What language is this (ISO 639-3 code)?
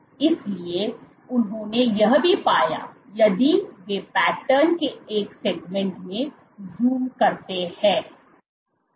hin